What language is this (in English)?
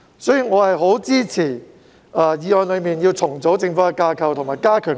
Cantonese